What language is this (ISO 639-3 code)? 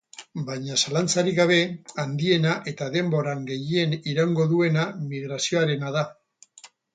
eus